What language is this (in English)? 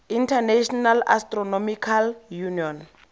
Tswana